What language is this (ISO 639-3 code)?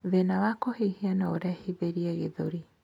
kik